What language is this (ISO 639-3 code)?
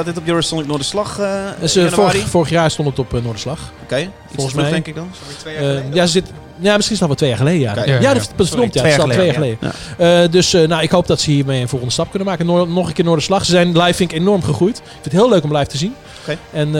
nld